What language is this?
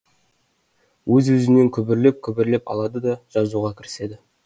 Kazakh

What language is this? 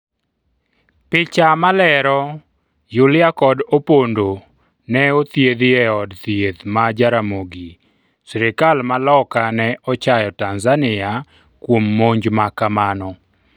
Luo (Kenya and Tanzania)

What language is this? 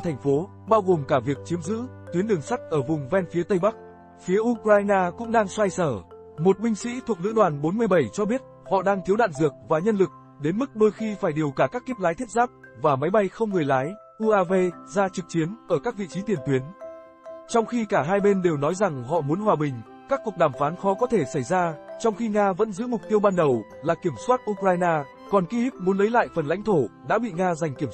Vietnamese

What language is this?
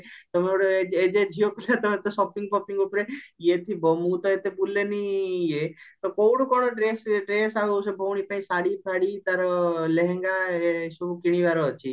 Odia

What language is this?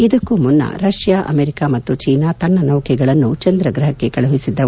Kannada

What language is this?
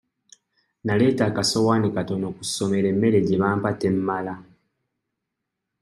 Ganda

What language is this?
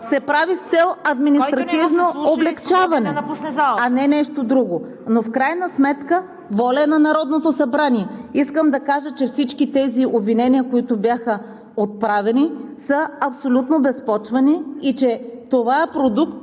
Bulgarian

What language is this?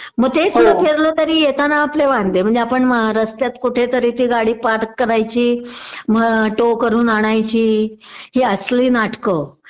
Marathi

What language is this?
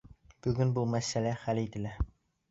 Bashkir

